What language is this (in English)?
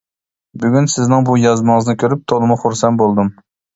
Uyghur